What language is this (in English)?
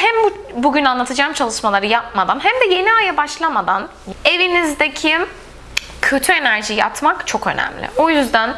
Turkish